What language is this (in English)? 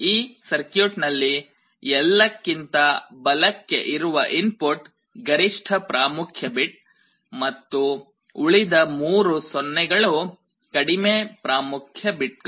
Kannada